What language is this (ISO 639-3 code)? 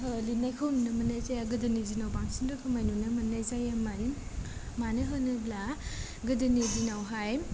brx